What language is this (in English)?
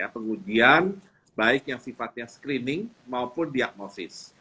Indonesian